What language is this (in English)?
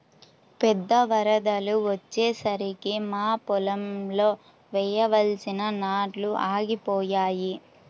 Telugu